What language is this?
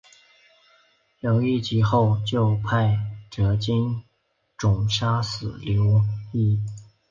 Chinese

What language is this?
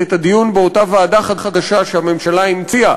Hebrew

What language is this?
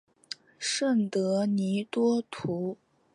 Chinese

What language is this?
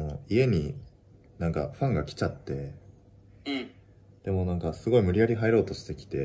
Japanese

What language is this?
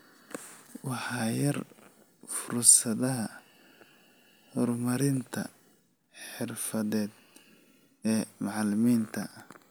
Somali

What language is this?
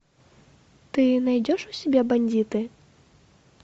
Russian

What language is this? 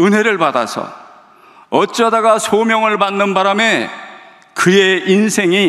Korean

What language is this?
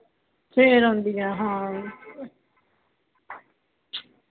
Punjabi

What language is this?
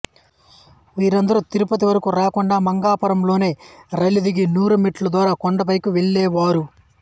Telugu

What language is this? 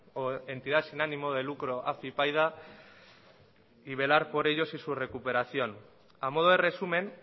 Spanish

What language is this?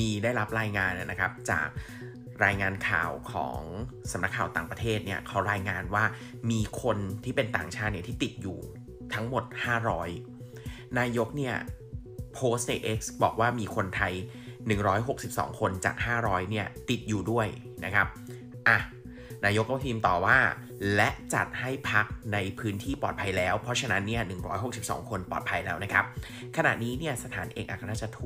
Thai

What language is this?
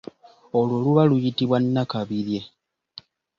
Ganda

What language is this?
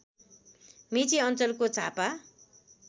Nepali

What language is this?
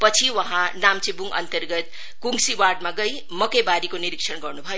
Nepali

